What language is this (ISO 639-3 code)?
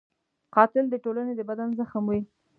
pus